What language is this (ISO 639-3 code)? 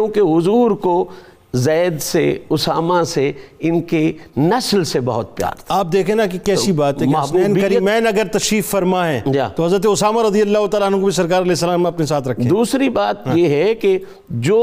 urd